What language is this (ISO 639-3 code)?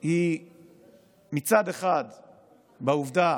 heb